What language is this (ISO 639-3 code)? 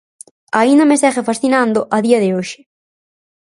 glg